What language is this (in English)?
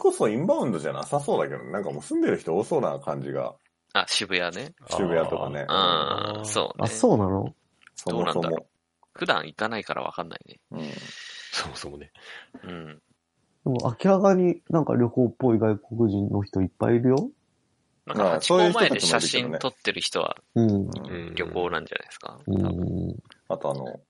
Japanese